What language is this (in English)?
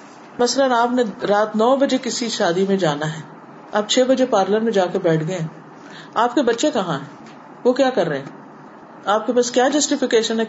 Urdu